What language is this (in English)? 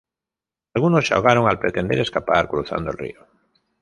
Spanish